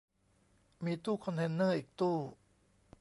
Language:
Thai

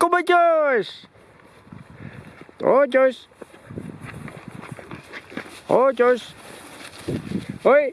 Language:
Dutch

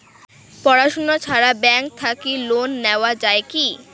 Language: Bangla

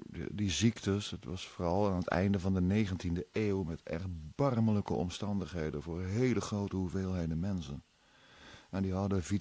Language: Dutch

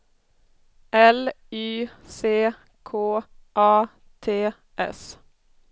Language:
Swedish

